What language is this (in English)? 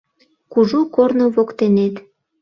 Mari